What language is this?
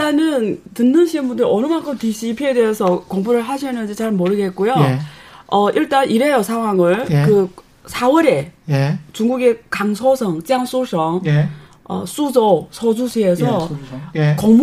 Korean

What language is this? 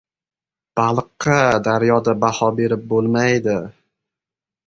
Uzbek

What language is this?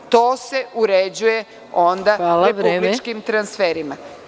Serbian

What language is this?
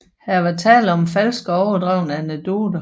Danish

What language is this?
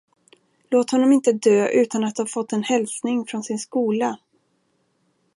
Swedish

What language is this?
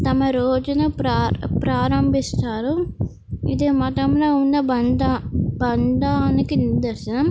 Telugu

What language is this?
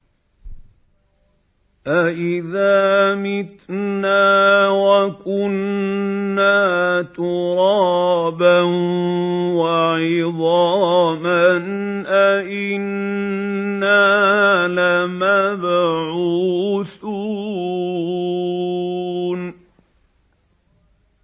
Arabic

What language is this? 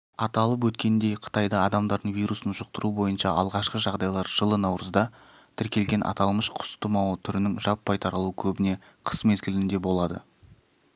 Kazakh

